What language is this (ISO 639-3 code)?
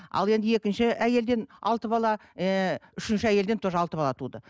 kaz